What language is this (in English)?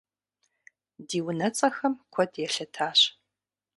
Kabardian